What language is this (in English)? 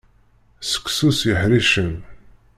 Kabyle